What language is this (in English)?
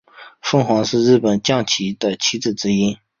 Chinese